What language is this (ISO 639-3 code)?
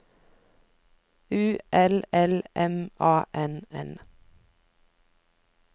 nor